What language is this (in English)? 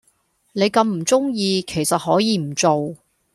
Cantonese